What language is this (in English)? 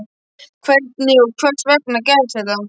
Icelandic